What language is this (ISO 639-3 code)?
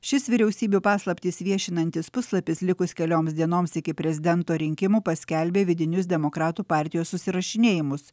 lit